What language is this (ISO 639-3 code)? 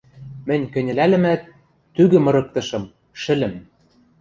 mrj